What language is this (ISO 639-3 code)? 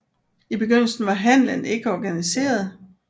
dan